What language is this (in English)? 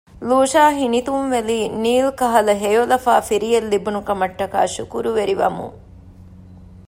Divehi